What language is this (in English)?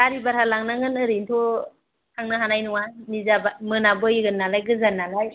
Bodo